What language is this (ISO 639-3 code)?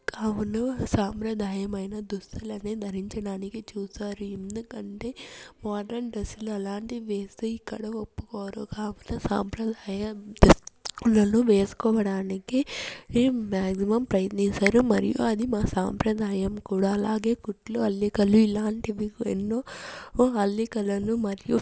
tel